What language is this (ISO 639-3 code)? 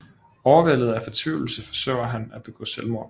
dan